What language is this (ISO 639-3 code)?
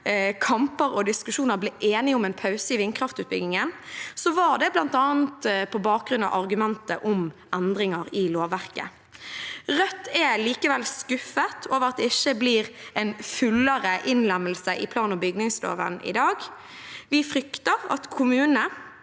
nor